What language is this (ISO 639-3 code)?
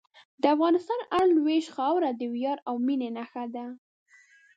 pus